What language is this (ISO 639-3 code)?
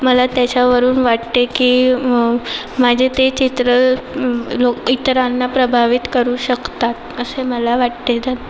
mar